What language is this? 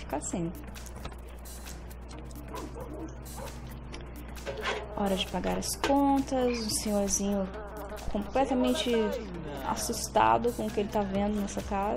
Portuguese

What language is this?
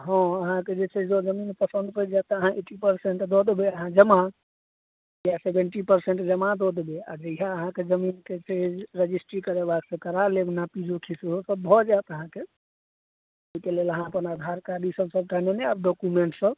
Maithili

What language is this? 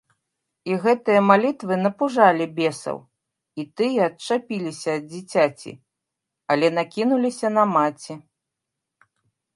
Belarusian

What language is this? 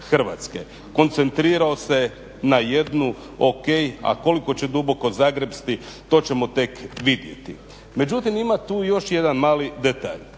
Croatian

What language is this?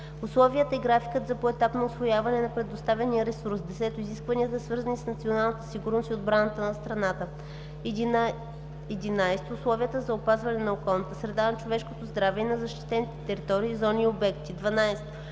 Bulgarian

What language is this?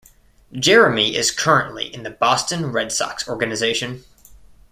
English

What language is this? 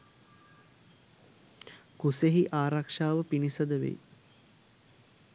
Sinhala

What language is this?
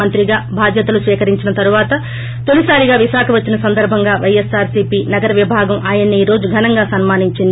Telugu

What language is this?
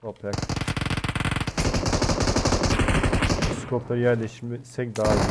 Turkish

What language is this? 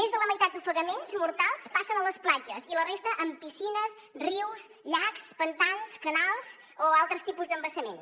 Catalan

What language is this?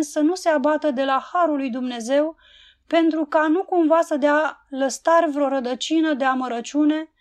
Romanian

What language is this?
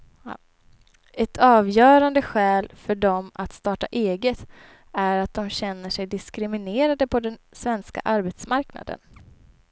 Swedish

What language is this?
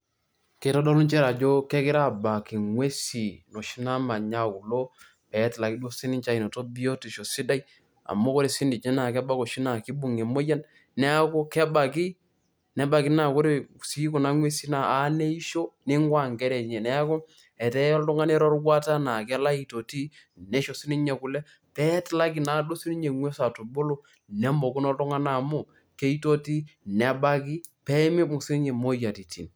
Masai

